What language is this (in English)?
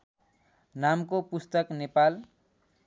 Nepali